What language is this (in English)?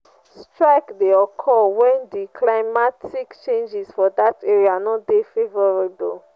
Nigerian Pidgin